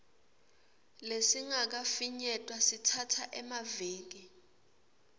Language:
Swati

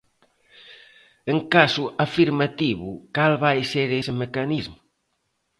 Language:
Galician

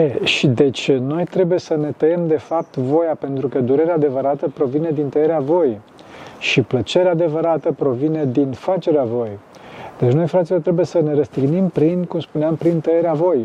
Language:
Romanian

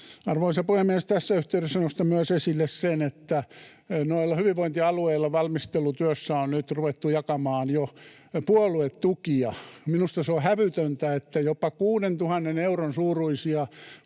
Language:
Finnish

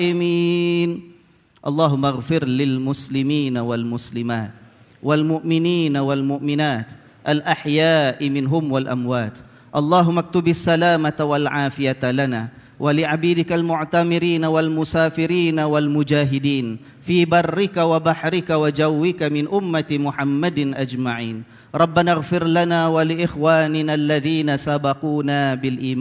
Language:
Malay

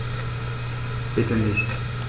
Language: German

